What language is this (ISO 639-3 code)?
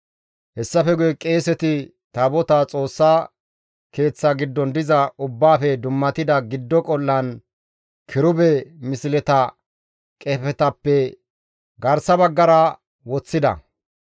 gmv